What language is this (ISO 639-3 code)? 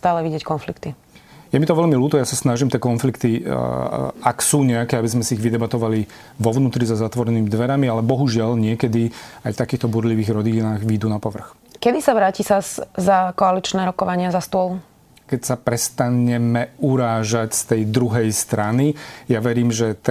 slk